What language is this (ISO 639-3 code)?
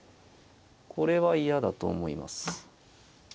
jpn